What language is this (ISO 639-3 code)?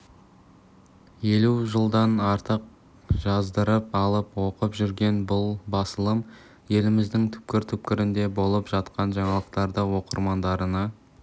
kaz